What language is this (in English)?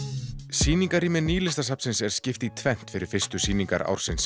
Icelandic